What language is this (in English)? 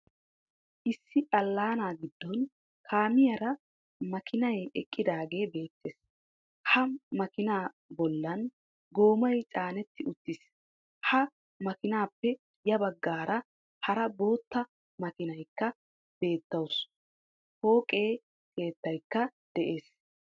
Wolaytta